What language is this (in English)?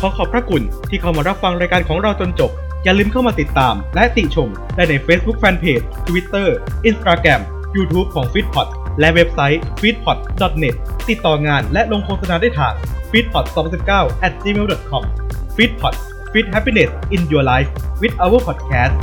Thai